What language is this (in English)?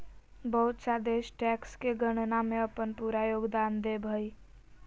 Magahi